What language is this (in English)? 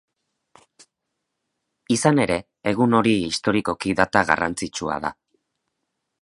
Basque